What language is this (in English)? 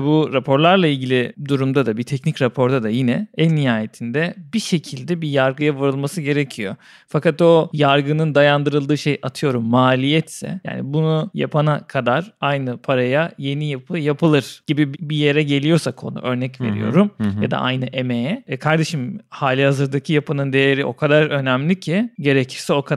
Turkish